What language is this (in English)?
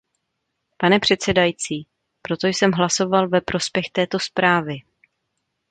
Czech